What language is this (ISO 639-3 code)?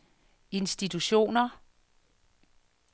dan